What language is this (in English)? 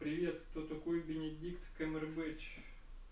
Russian